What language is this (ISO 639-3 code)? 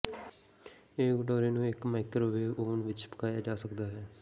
pan